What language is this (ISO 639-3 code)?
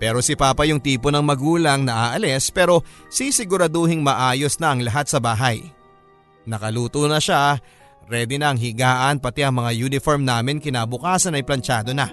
fil